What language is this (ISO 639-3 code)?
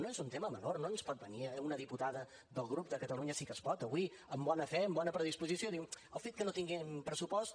cat